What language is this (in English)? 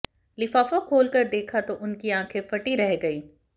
Hindi